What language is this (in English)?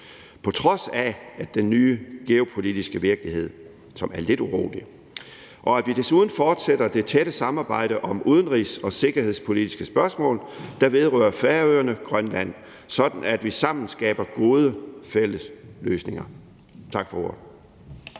Danish